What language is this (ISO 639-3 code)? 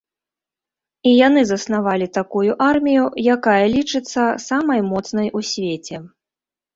bel